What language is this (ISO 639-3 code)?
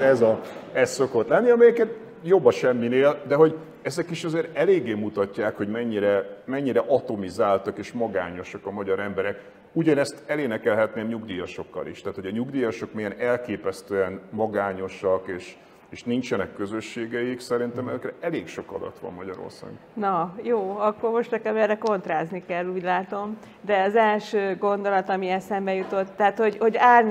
hun